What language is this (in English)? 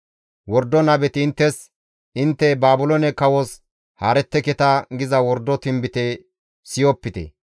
Gamo